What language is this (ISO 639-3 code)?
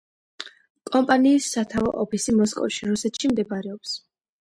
kat